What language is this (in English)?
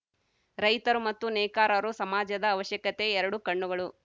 Kannada